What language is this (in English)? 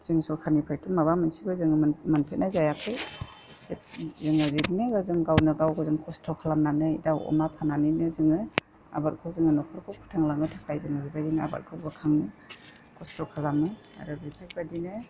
Bodo